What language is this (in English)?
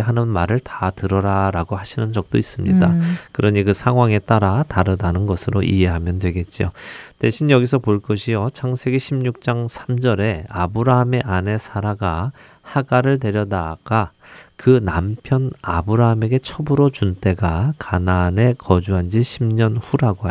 Korean